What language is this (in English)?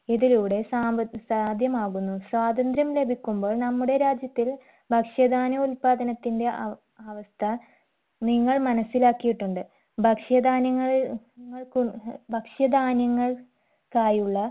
Malayalam